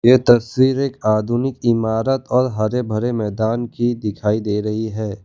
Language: Hindi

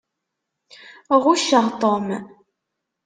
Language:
Kabyle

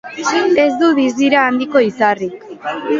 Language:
Basque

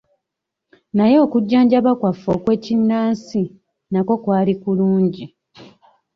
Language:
Ganda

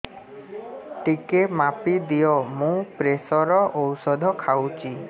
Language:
Odia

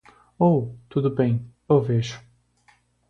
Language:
Portuguese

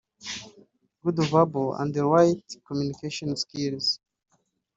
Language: Kinyarwanda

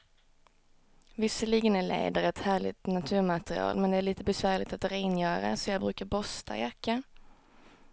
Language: Swedish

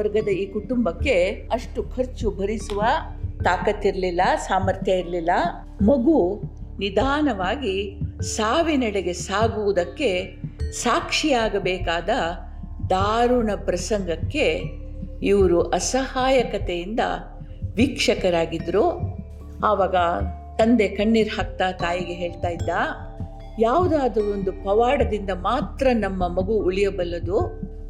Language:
Kannada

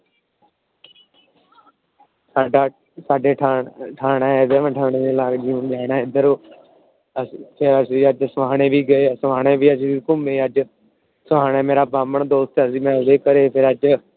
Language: Punjabi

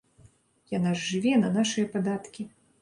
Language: Belarusian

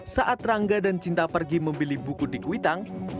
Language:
Indonesian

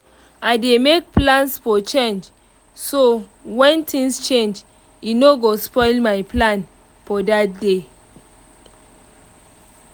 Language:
Nigerian Pidgin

